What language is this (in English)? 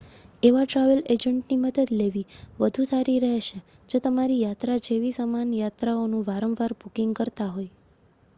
Gujarati